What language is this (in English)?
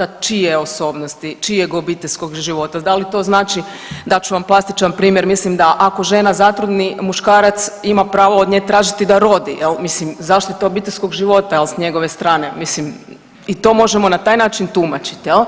Croatian